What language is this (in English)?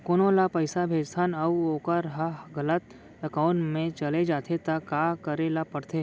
Chhattisgarhi